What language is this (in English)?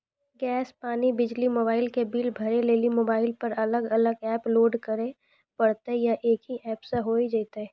Maithili